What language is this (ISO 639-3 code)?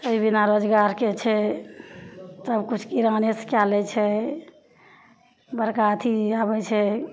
mai